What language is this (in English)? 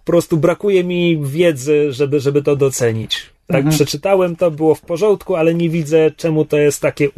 Polish